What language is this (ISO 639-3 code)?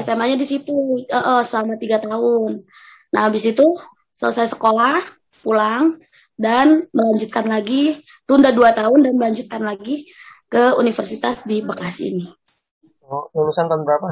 ind